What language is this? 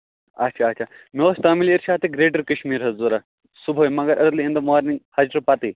Kashmiri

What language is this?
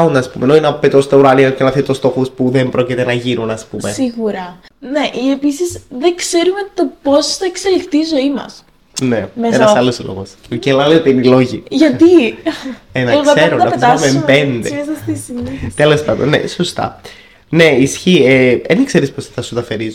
Greek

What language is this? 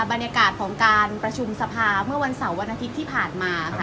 Thai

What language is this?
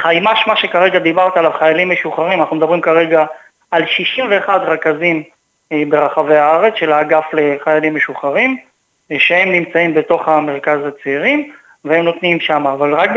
Hebrew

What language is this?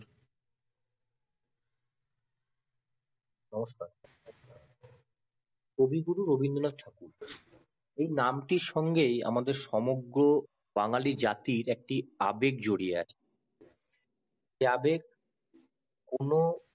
Bangla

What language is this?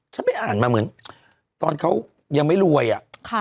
Thai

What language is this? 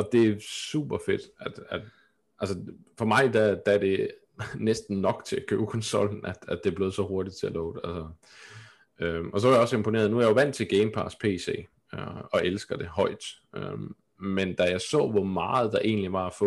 Danish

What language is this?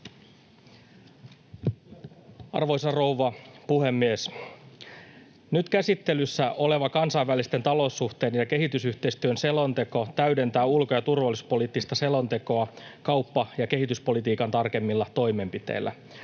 Finnish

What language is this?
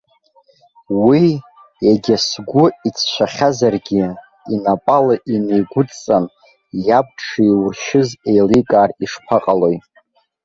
Abkhazian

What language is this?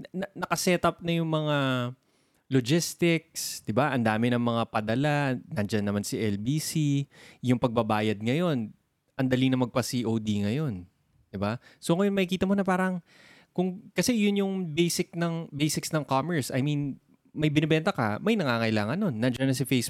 Filipino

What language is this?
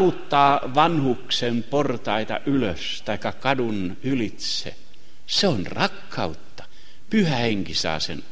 Finnish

